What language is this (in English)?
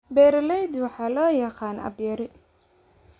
Somali